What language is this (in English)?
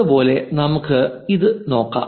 Malayalam